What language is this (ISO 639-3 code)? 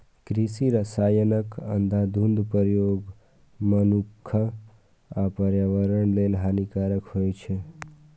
mai